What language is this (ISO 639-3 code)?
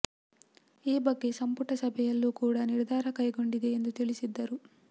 kan